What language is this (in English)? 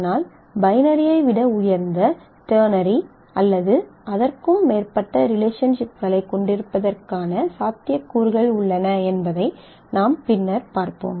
Tamil